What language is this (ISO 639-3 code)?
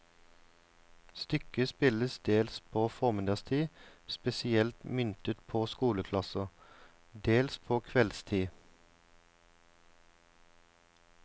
nor